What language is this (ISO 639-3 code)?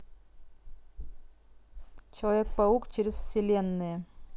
rus